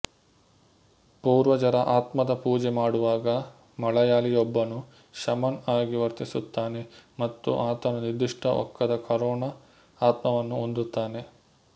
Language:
Kannada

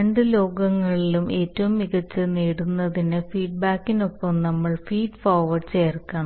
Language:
Malayalam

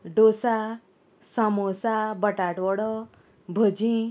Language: Konkani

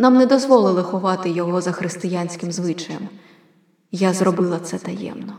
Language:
Ukrainian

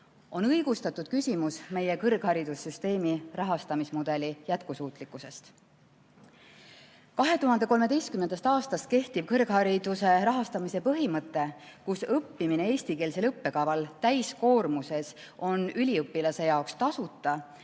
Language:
Estonian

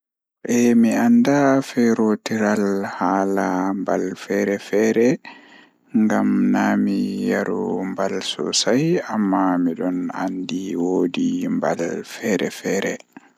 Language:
Fula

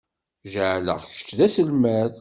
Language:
Kabyle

